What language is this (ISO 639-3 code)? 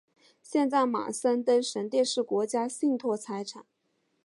zho